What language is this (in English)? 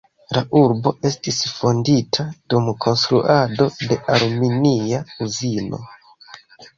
Esperanto